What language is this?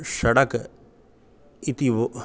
Sanskrit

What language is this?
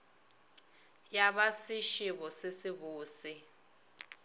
Northern Sotho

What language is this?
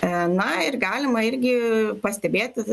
Lithuanian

